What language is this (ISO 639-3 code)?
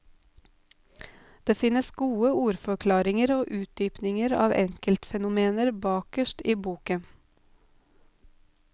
nor